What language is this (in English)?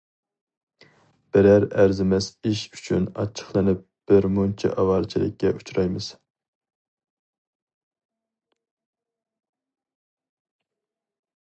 Uyghur